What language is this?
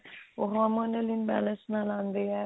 Punjabi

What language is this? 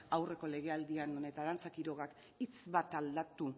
Basque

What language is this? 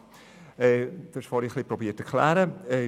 Swiss German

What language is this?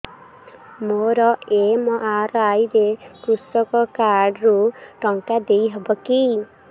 Odia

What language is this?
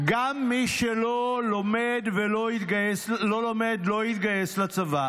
Hebrew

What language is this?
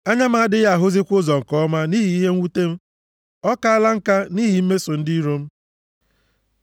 Igbo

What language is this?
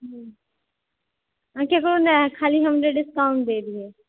Maithili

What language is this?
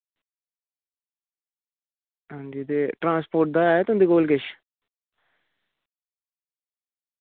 Dogri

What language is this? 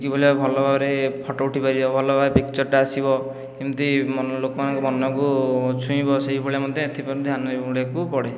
Odia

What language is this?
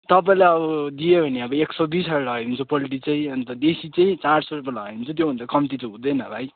Nepali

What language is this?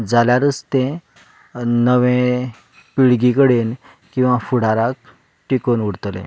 Konkani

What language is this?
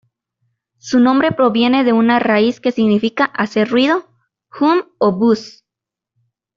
Spanish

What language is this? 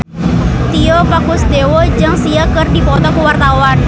Sundanese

